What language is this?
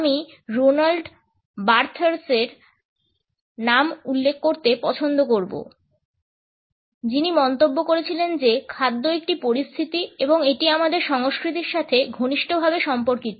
Bangla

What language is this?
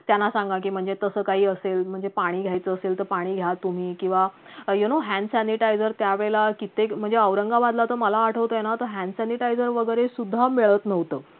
Marathi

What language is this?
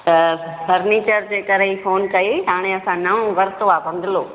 Sindhi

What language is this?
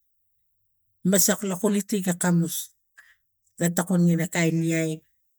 Tigak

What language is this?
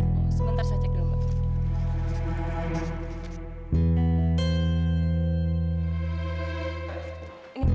Indonesian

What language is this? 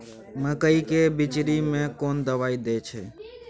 Maithili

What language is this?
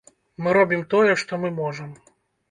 Belarusian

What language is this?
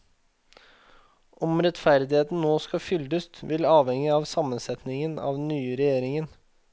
Norwegian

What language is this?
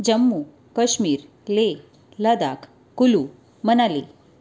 Gujarati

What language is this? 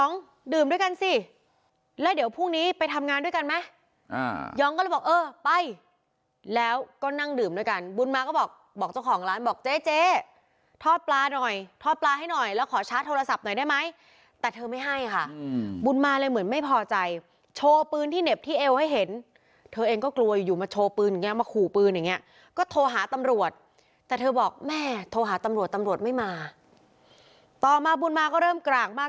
Thai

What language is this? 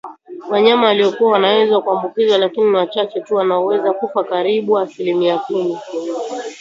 Swahili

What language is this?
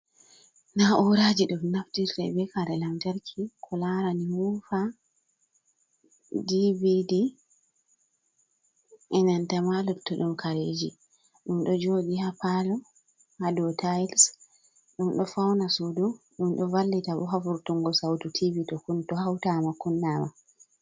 Fula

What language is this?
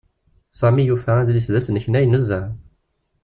Kabyle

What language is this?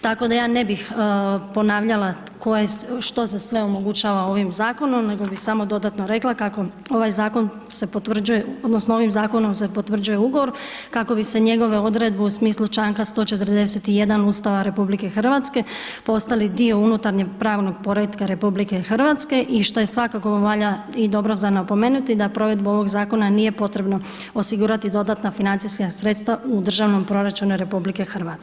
Croatian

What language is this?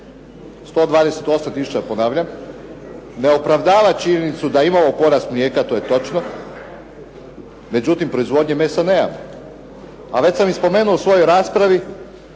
Croatian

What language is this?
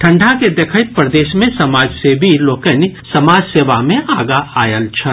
Maithili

